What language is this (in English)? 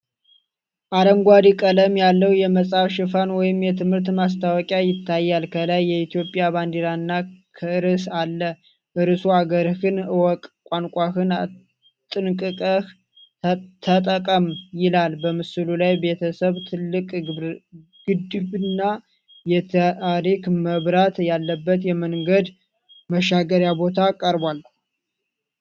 Amharic